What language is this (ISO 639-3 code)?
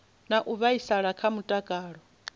ven